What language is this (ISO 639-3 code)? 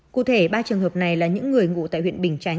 vie